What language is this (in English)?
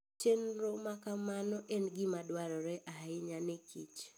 Luo (Kenya and Tanzania)